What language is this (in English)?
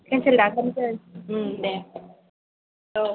Bodo